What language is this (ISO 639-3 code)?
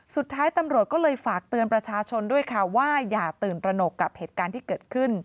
tha